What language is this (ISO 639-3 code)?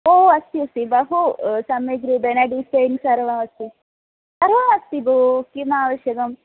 san